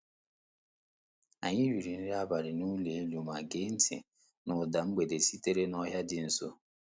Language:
Igbo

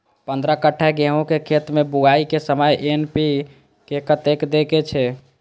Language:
Maithili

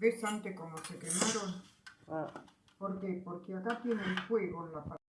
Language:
Spanish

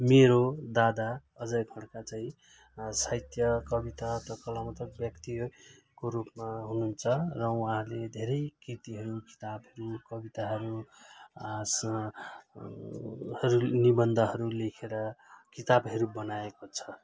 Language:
Nepali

